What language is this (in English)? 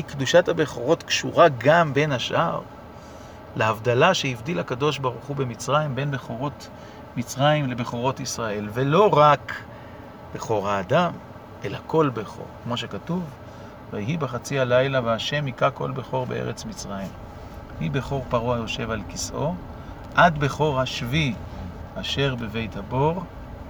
Hebrew